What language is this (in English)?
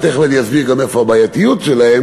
Hebrew